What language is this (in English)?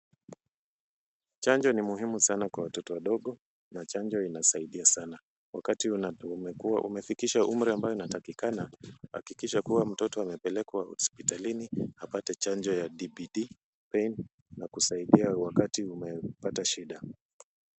Swahili